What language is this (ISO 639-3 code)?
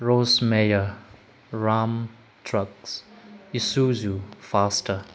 mni